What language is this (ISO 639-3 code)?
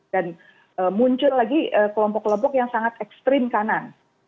ind